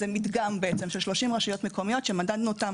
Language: Hebrew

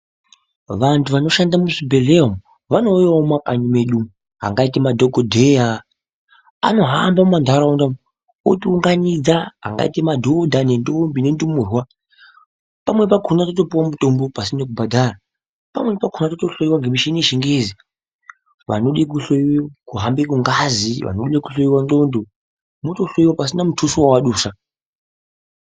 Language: Ndau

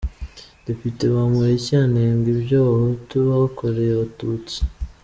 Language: Kinyarwanda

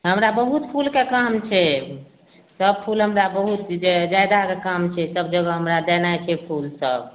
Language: Maithili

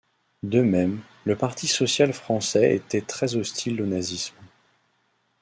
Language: French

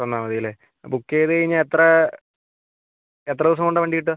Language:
Malayalam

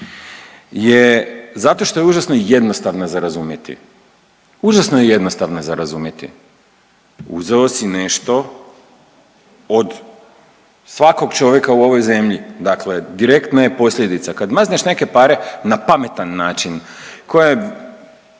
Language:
Croatian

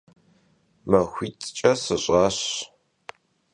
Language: Kabardian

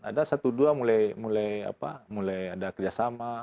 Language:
Indonesian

